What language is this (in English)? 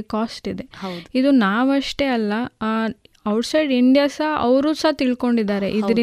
Kannada